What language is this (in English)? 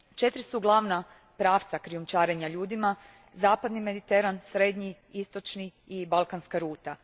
Croatian